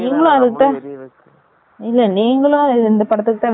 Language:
Tamil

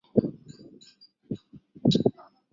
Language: Chinese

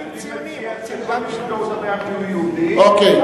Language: Hebrew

